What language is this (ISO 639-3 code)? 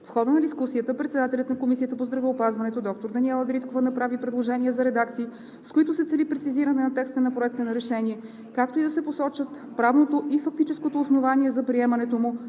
bul